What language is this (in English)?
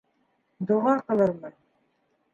Bashkir